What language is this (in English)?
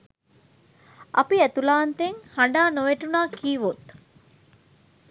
Sinhala